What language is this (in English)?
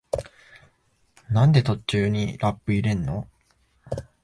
Japanese